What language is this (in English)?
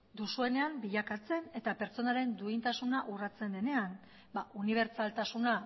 Basque